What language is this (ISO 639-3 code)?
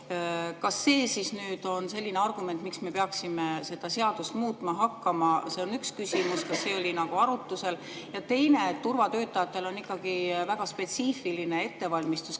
est